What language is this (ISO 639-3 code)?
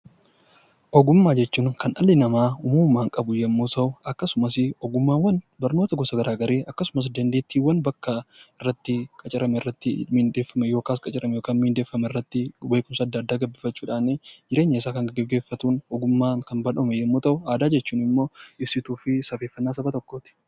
orm